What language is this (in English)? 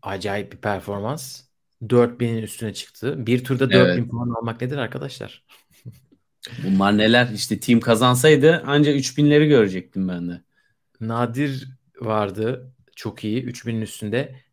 Turkish